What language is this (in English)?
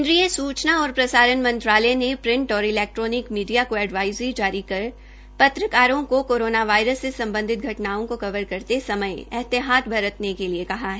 Hindi